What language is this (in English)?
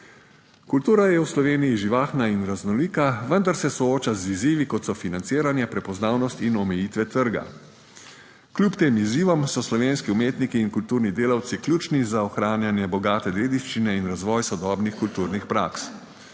Slovenian